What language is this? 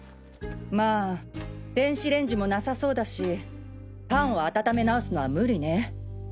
Japanese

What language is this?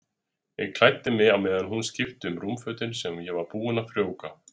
Icelandic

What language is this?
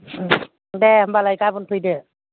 Bodo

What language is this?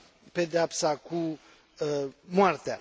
Romanian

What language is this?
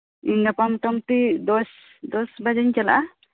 Santali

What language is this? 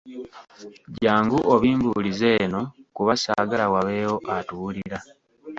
Ganda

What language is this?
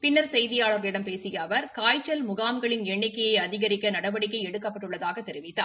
Tamil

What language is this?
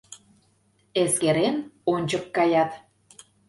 Mari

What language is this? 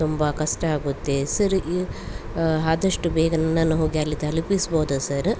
Kannada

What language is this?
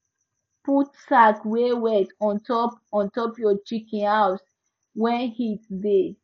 Nigerian Pidgin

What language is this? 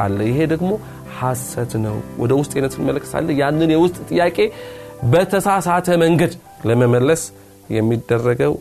Amharic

